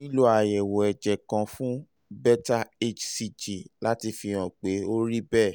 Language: Yoruba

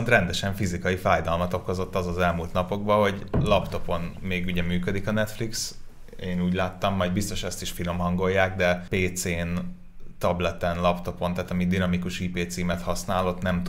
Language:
Hungarian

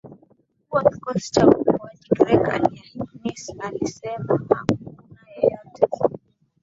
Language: Swahili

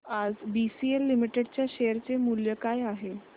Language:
Marathi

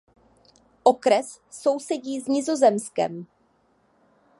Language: Czech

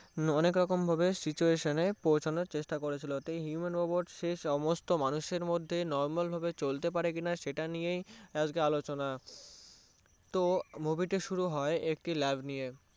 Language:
Bangla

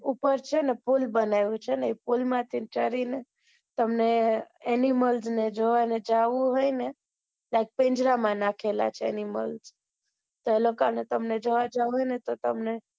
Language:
Gujarati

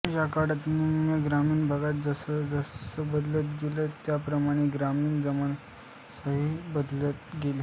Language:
Marathi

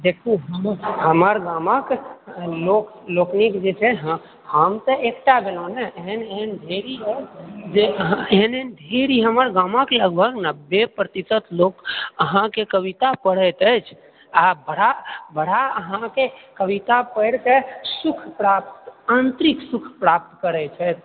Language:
Maithili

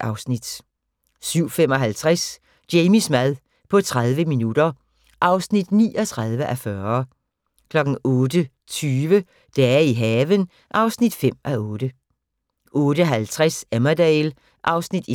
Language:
Danish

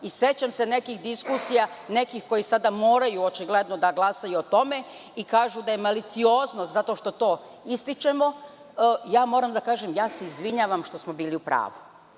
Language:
Serbian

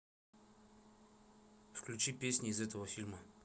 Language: Russian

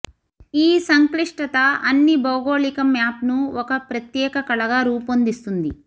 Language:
Telugu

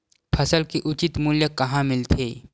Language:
Chhattisgarhi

